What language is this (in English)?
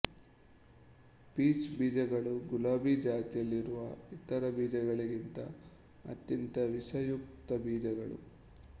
Kannada